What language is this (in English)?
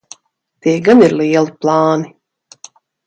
Latvian